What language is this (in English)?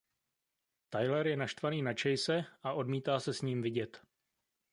Czech